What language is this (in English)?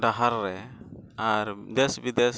Santali